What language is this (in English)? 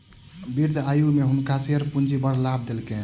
Maithili